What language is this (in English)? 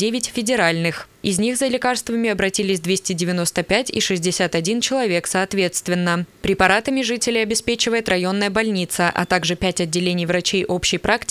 Russian